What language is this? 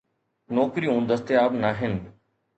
Sindhi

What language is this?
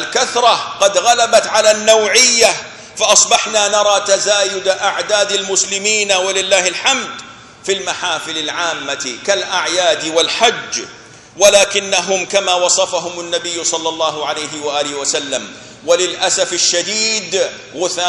Arabic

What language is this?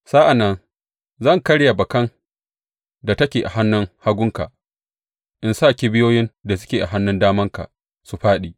Hausa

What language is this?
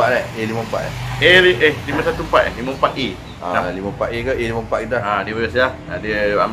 Malay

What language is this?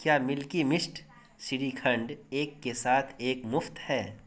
Urdu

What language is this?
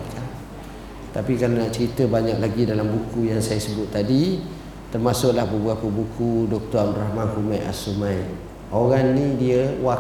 Malay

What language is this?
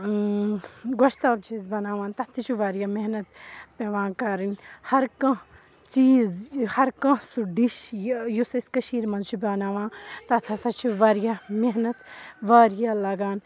Kashmiri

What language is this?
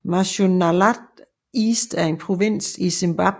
Danish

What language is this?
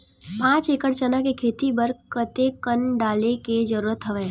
Chhattisgarhi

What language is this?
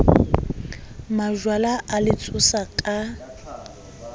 Southern Sotho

